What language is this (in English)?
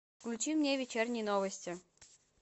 Russian